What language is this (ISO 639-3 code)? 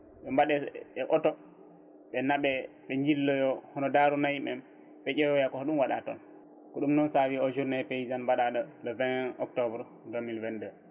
ful